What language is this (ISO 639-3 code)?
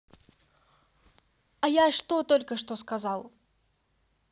rus